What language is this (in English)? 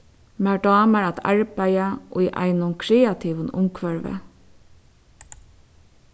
Faroese